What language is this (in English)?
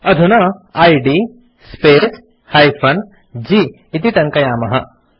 Sanskrit